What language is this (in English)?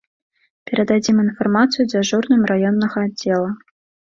Belarusian